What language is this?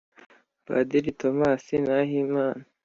Kinyarwanda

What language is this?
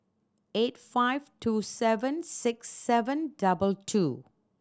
English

